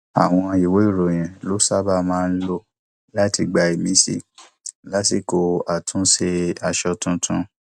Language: Yoruba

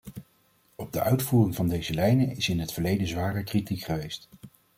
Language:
Dutch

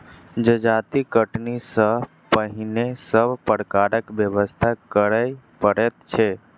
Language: Maithili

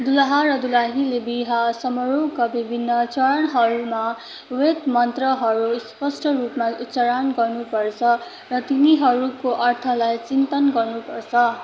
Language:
Nepali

